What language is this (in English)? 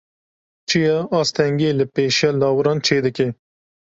Kurdish